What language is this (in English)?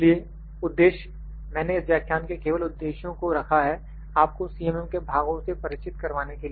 Hindi